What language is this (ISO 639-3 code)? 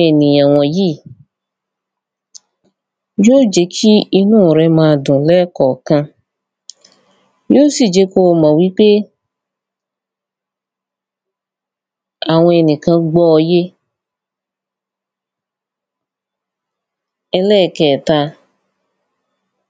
yor